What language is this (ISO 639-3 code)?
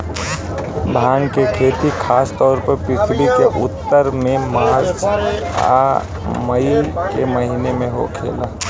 bho